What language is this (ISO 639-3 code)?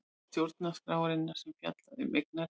isl